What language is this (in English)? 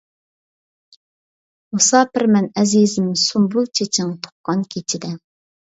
Uyghur